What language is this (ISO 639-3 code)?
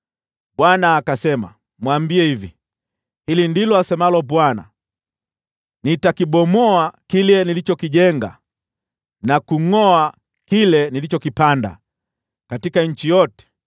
swa